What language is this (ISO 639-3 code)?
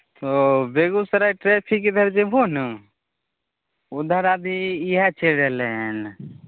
mai